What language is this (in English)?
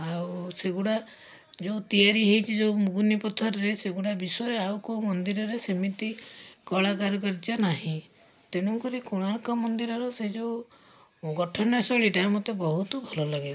Odia